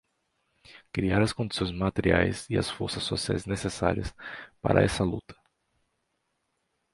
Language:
Portuguese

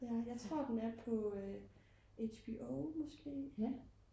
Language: Danish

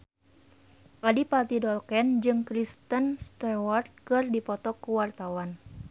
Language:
Sundanese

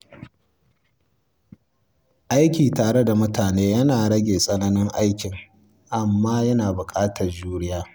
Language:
Hausa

